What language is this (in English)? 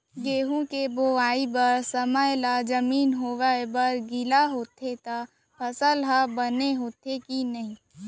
Chhattisgarhi